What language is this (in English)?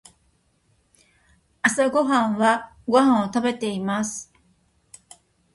Japanese